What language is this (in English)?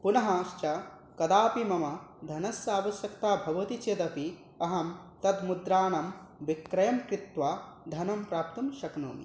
Sanskrit